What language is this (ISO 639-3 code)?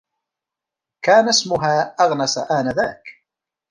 ara